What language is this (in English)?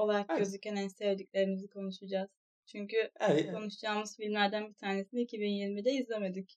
Turkish